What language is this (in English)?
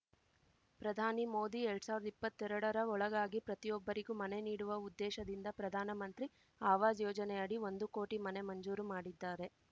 Kannada